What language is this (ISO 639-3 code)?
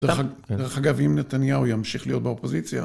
heb